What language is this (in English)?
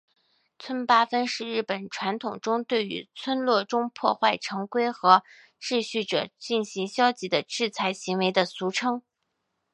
Chinese